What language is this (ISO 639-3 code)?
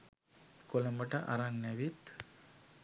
sin